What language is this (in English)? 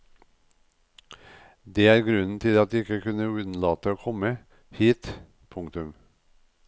Norwegian